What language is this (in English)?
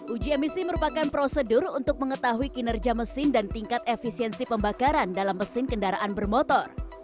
Indonesian